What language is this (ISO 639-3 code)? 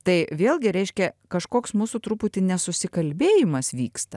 lit